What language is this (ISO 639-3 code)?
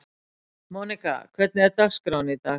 isl